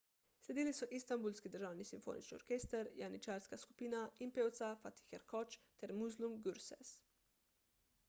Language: Slovenian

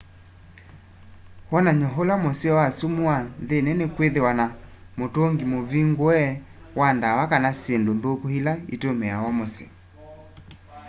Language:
Kamba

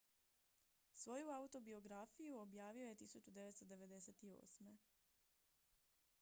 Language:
Croatian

